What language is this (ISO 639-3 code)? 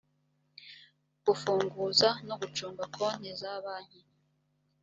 kin